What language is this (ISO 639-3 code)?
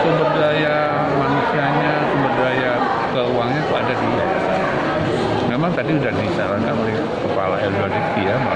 ind